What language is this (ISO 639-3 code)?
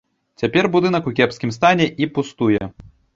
bel